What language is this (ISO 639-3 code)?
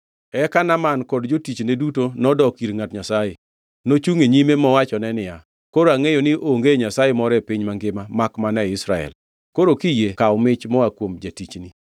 luo